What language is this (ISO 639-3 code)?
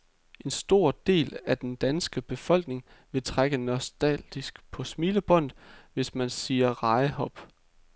dan